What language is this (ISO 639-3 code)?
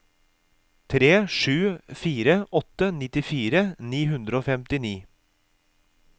nor